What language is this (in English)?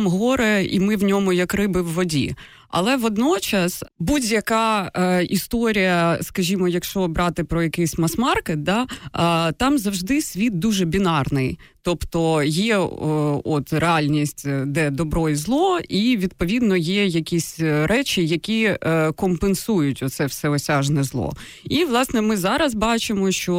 Ukrainian